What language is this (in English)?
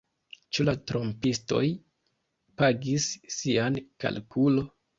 Esperanto